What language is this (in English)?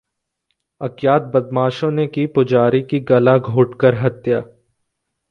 Hindi